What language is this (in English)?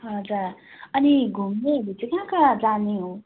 Nepali